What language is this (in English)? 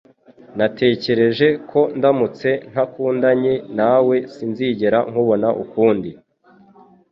Kinyarwanda